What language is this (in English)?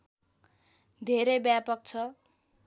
Nepali